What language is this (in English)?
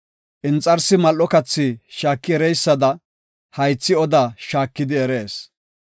Gofa